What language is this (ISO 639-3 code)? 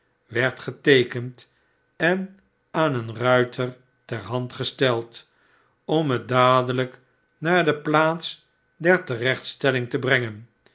nld